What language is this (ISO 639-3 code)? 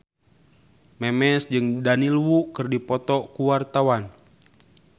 sun